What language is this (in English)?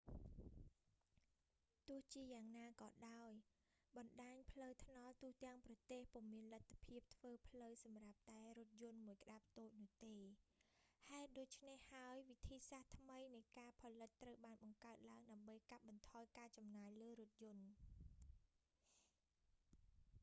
Khmer